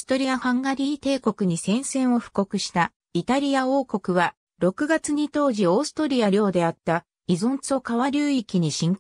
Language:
Japanese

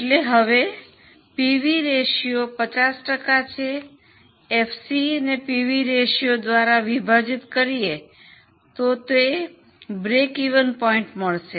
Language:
Gujarati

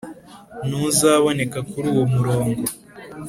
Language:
Kinyarwanda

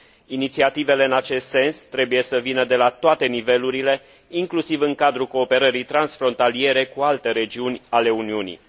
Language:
Romanian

